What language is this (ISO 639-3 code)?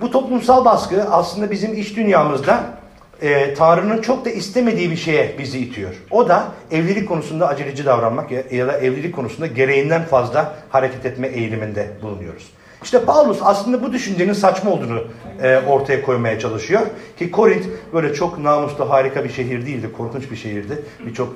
tur